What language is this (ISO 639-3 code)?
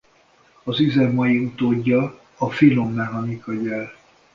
hun